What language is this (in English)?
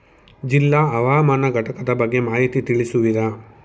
Kannada